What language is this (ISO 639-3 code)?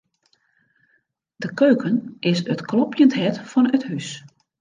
fry